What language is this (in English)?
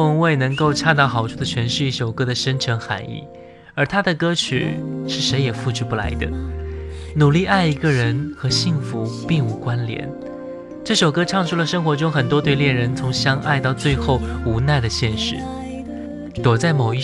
Chinese